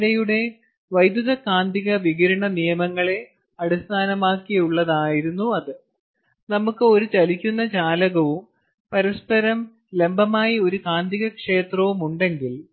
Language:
Malayalam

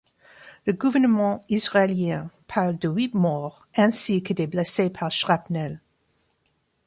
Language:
French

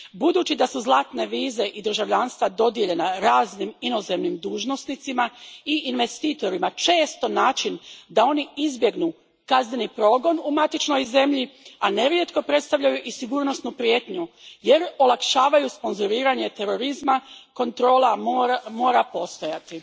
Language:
Croatian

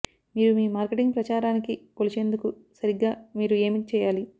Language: Telugu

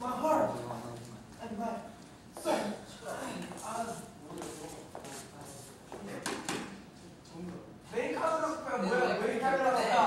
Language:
Korean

